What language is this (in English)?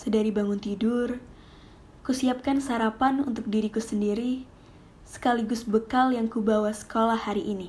Indonesian